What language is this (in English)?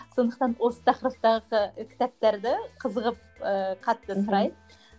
Kazakh